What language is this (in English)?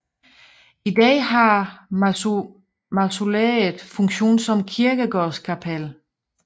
Danish